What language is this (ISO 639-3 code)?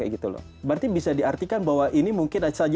ind